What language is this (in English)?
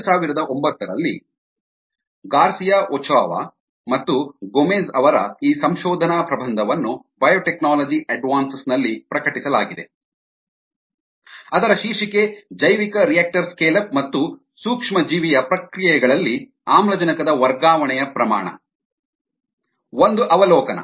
Kannada